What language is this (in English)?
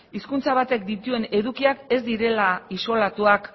Basque